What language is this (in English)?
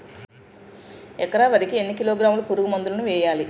Telugu